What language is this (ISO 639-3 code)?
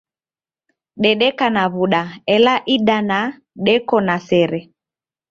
dav